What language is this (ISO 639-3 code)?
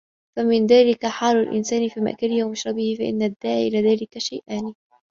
ara